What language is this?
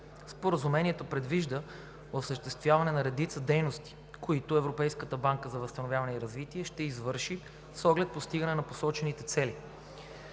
Bulgarian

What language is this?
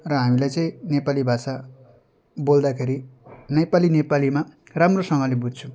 Nepali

